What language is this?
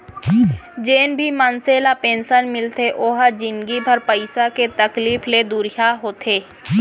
Chhattisgarhi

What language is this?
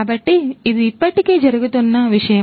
Telugu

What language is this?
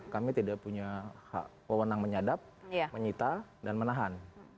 Indonesian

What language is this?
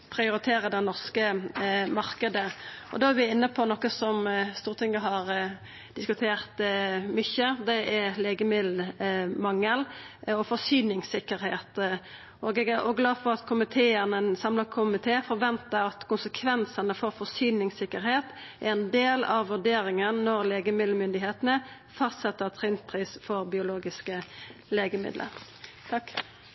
Norwegian Nynorsk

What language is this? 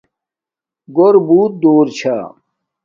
Domaaki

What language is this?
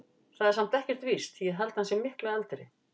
Icelandic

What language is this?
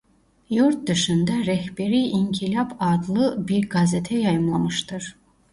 Turkish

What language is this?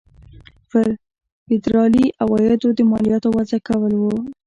Pashto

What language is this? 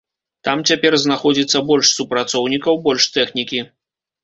Belarusian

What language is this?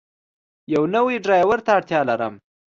Pashto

